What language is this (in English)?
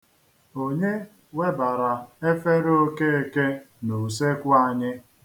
Igbo